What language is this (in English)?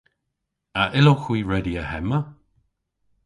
Cornish